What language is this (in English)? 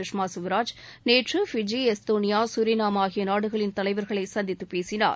Tamil